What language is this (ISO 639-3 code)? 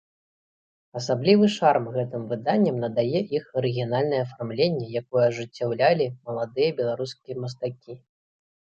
bel